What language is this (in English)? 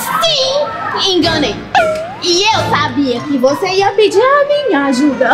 Portuguese